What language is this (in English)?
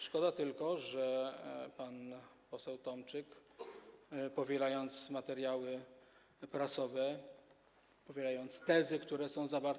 Polish